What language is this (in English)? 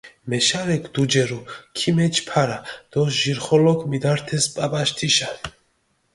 Mingrelian